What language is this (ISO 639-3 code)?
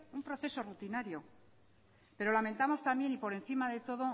spa